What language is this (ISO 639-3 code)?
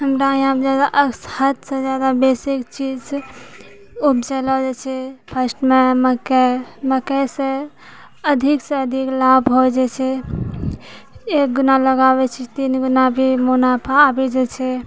mai